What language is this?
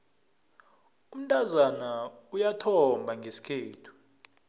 South Ndebele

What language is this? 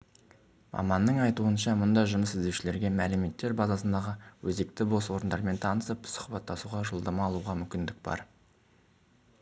Kazakh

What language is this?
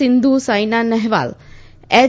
Gujarati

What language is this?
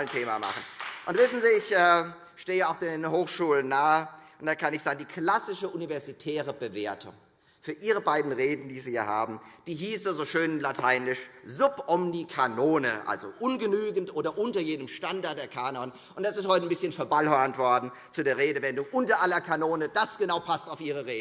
German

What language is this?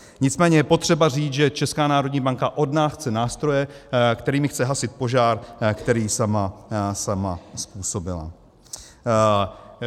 Czech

